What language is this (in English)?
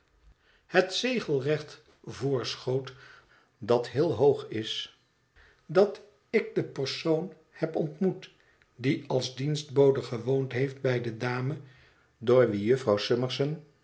Dutch